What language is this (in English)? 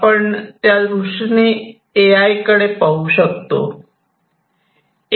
Marathi